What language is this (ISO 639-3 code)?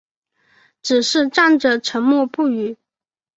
zho